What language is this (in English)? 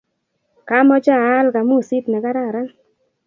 Kalenjin